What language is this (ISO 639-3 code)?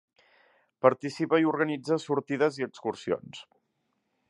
cat